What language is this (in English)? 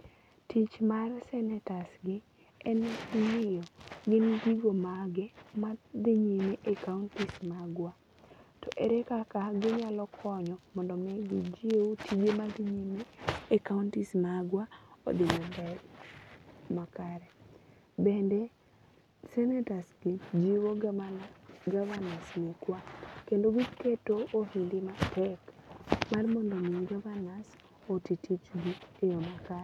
Luo (Kenya and Tanzania)